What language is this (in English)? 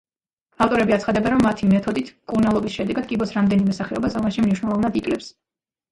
Georgian